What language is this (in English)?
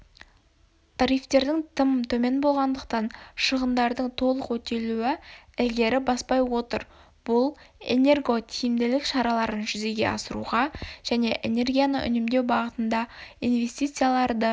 Kazakh